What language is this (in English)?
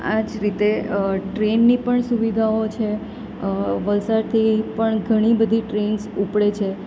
Gujarati